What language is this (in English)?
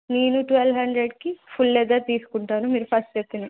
Telugu